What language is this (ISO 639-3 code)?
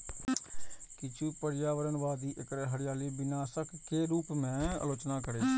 mai